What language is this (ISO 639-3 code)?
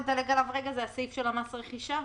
heb